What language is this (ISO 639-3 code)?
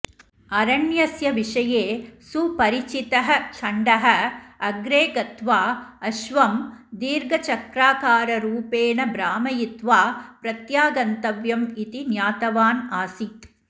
san